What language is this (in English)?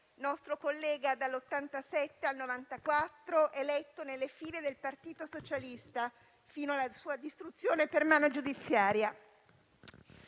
Italian